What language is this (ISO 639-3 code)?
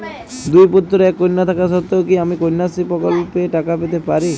ben